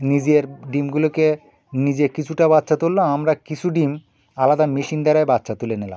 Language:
Bangla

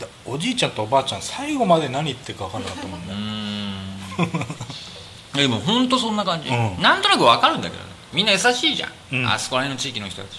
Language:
Japanese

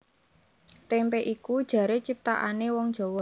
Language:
Javanese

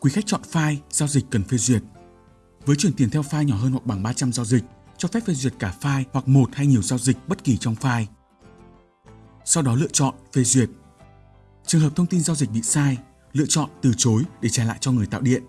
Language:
Vietnamese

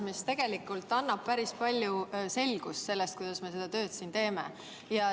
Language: Estonian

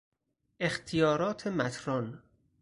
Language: Persian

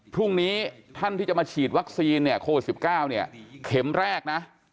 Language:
Thai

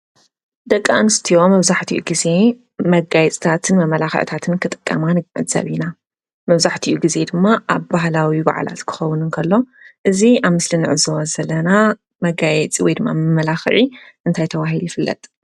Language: Tigrinya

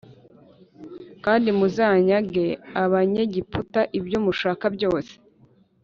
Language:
Kinyarwanda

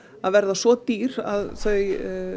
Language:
Icelandic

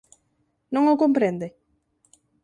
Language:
Galician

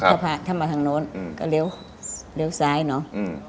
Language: Thai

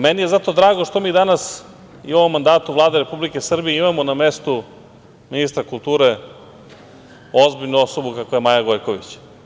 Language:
Serbian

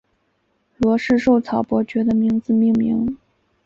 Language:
Chinese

